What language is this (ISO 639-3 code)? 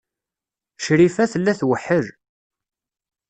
kab